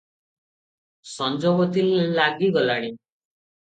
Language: Odia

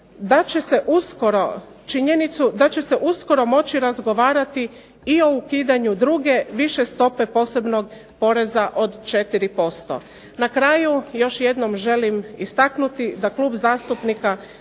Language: Croatian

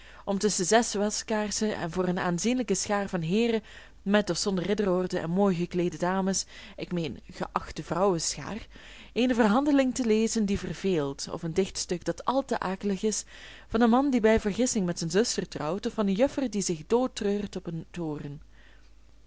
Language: Dutch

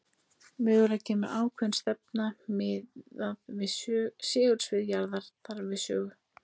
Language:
Icelandic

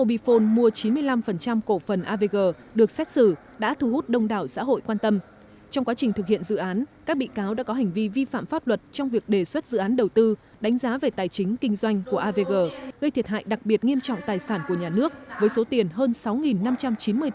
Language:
Vietnamese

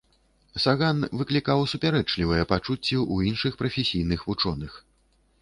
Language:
Belarusian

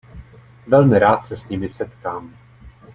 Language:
Czech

